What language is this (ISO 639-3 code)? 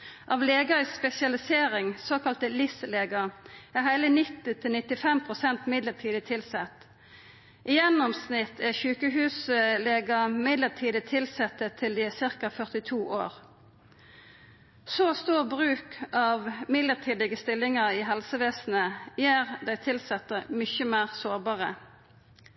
nno